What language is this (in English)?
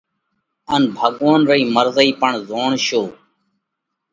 Parkari Koli